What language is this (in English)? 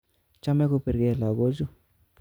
Kalenjin